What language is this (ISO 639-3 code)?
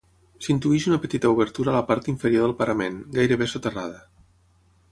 cat